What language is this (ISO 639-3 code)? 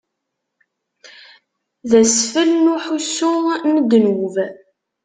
kab